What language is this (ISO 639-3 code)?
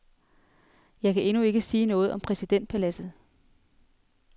dan